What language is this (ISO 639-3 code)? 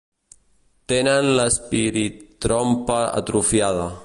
cat